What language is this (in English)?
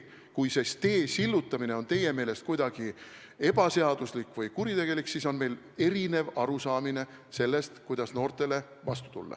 Estonian